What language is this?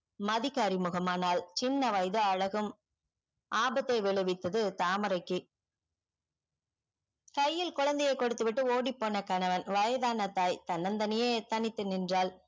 Tamil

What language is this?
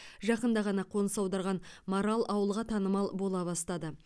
Kazakh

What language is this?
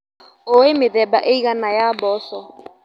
Kikuyu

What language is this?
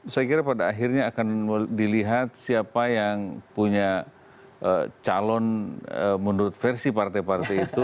Indonesian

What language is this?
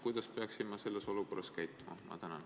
Estonian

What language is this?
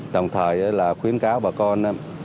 Vietnamese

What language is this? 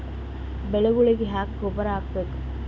Kannada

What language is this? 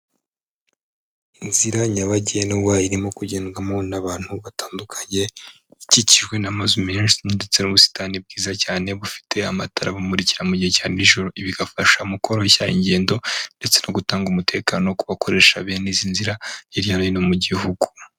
Kinyarwanda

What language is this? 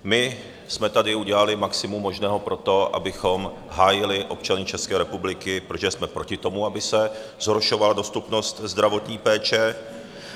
Czech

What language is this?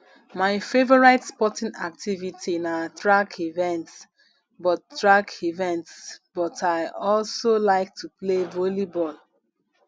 Nigerian Pidgin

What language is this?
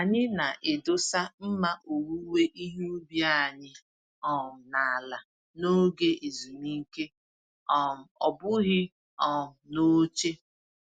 Igbo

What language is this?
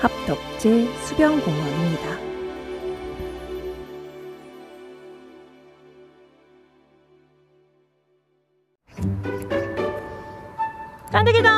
Korean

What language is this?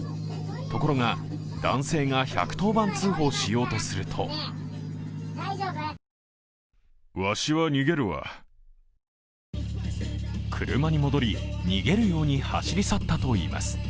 Japanese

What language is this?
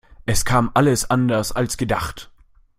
German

